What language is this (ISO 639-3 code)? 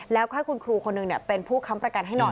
tha